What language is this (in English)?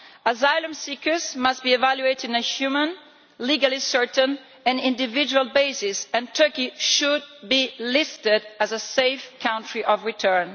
English